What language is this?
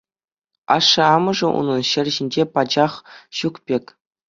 Chuvash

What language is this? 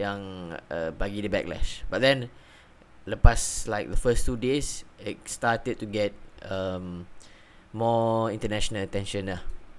Malay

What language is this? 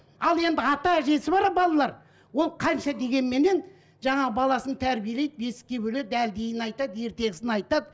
Kazakh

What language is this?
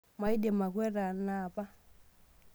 Masai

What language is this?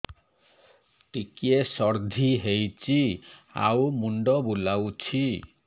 Odia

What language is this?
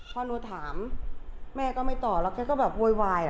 Thai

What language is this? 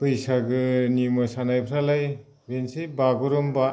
Bodo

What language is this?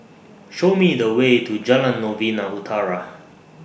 English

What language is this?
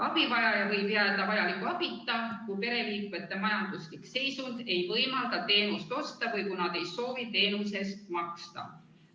Estonian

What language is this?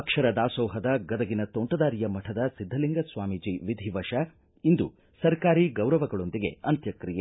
Kannada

